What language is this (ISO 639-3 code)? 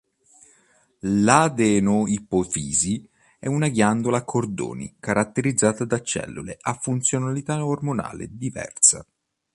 ita